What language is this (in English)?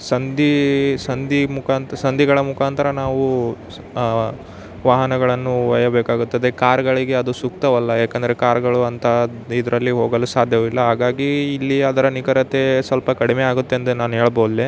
Kannada